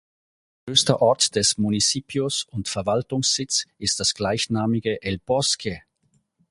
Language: German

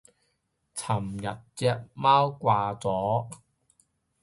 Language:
Cantonese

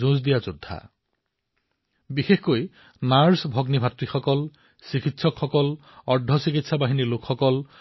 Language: Assamese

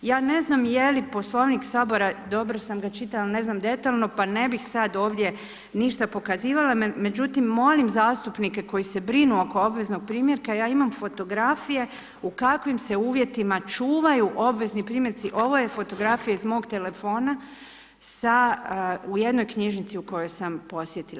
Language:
Croatian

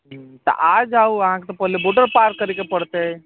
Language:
Maithili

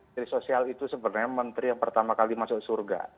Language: Indonesian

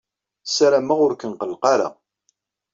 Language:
Kabyle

